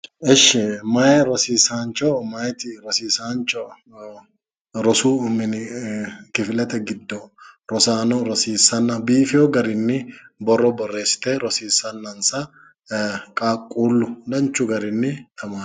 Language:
Sidamo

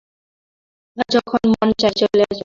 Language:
Bangla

